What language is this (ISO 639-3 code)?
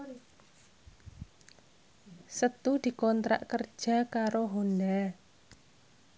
jav